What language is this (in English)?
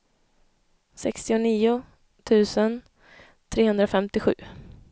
Swedish